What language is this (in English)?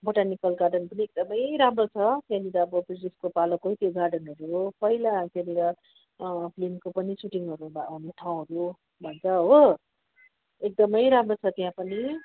Nepali